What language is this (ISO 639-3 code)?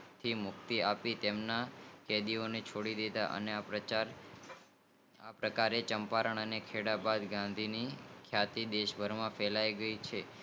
guj